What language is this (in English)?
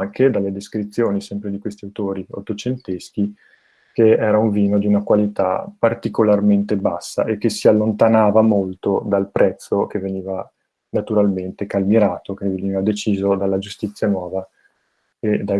Italian